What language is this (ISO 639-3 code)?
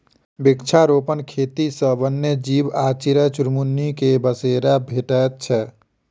mai